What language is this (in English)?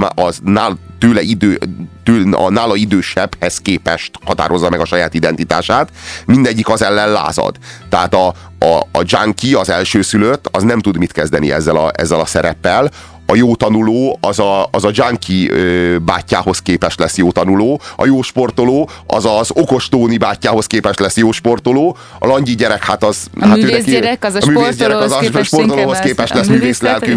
Hungarian